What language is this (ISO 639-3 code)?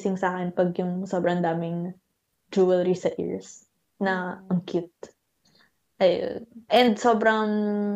fil